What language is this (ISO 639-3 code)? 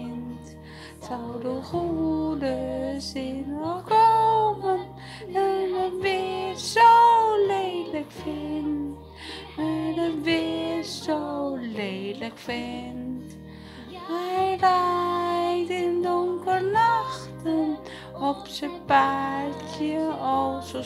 nld